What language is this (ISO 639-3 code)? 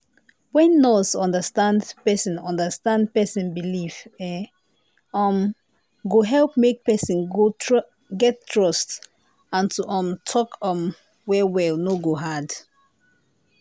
pcm